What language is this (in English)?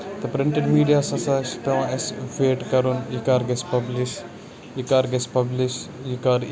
Kashmiri